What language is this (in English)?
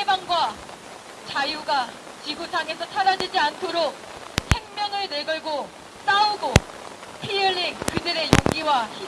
Korean